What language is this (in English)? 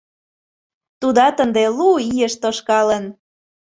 Mari